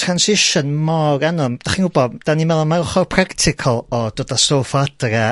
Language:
Welsh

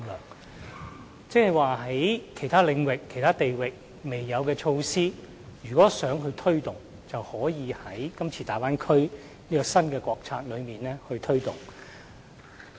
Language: Cantonese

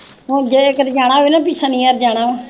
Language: Punjabi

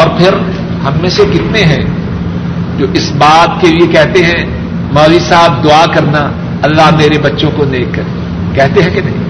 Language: Urdu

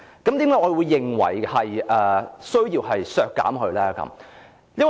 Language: Cantonese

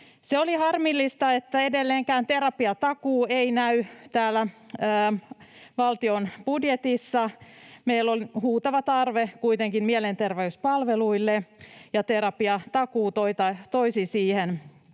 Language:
Finnish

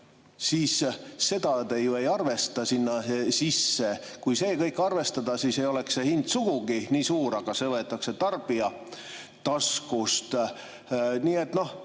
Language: Estonian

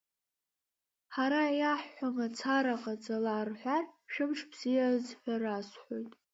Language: Abkhazian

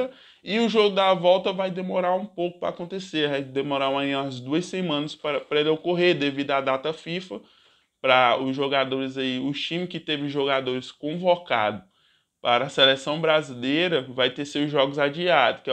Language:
Portuguese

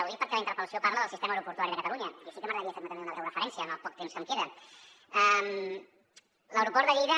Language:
Catalan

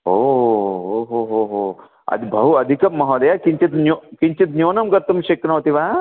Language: Sanskrit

